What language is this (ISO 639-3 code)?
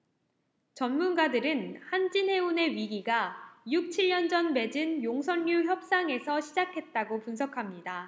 kor